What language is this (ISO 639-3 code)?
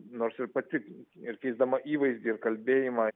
lit